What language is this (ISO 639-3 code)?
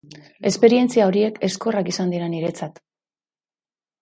eus